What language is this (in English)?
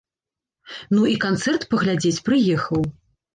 Belarusian